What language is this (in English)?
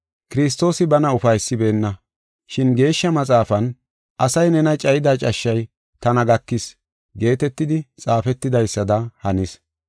Gofa